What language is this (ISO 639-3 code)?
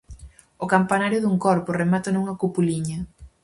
glg